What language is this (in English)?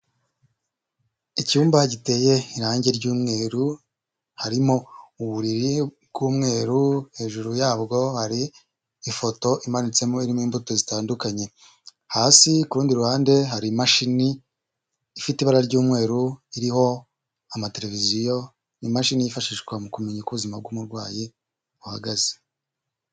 Kinyarwanda